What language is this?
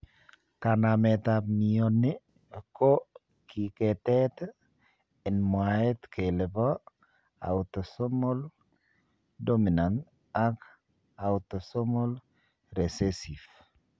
Kalenjin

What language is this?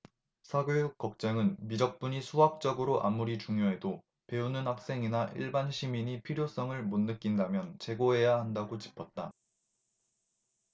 Korean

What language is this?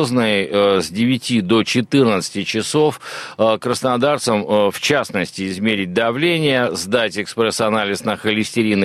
Russian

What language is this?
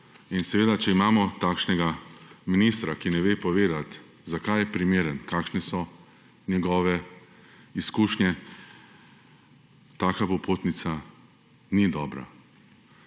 Slovenian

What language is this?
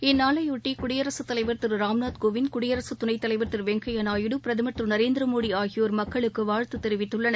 Tamil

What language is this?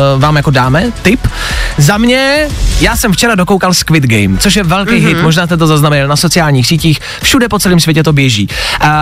Czech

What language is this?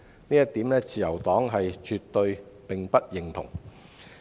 Cantonese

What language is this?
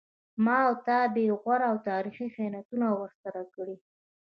Pashto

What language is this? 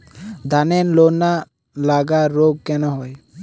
Bangla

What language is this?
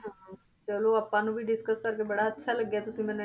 Punjabi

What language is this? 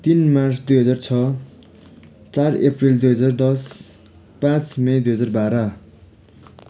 Nepali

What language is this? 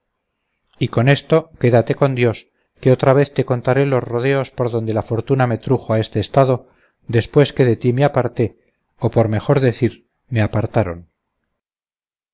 Spanish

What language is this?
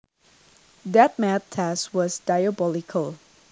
Javanese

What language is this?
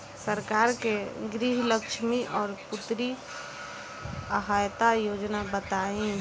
Bhojpuri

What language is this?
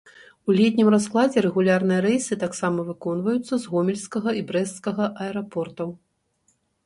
Belarusian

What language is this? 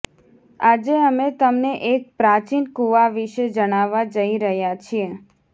Gujarati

